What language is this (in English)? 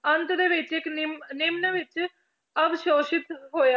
Punjabi